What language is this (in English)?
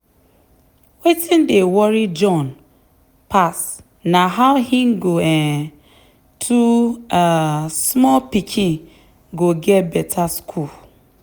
Nigerian Pidgin